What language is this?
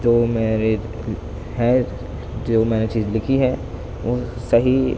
Urdu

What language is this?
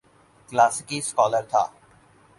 Urdu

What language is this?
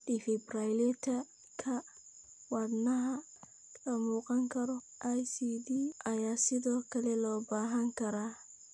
Somali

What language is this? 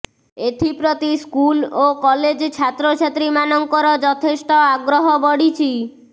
Odia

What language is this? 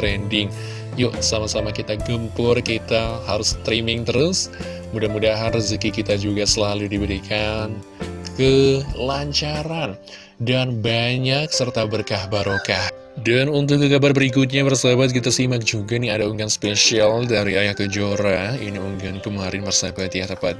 Indonesian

